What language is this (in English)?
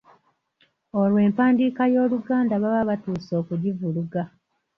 Ganda